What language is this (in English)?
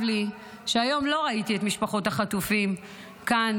Hebrew